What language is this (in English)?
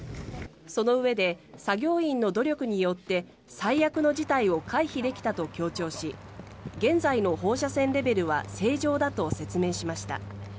Japanese